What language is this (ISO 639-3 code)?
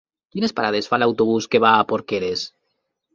cat